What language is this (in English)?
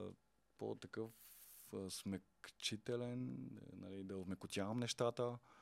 Bulgarian